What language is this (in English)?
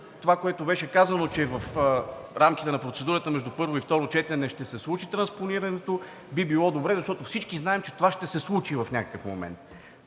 Bulgarian